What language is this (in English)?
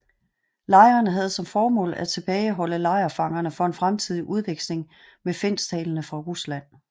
Danish